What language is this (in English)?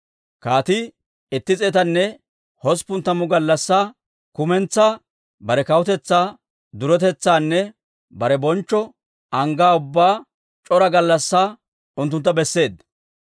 Dawro